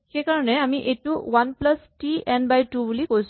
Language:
Assamese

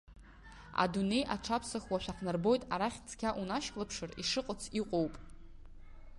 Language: Abkhazian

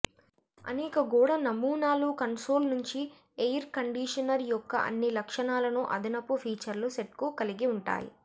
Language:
Telugu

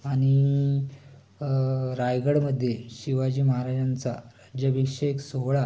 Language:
Marathi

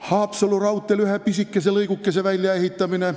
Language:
Estonian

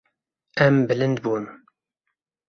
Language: Kurdish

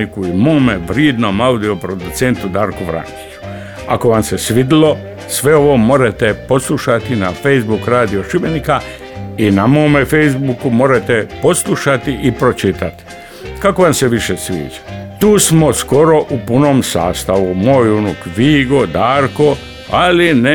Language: Croatian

